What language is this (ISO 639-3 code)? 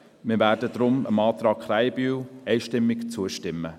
gsw